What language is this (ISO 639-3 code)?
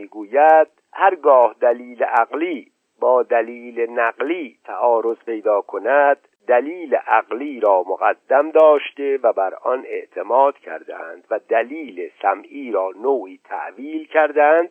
fas